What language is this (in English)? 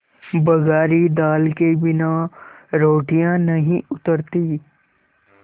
Hindi